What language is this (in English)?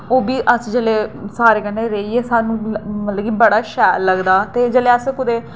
Dogri